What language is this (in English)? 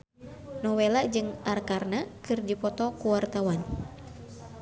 Sundanese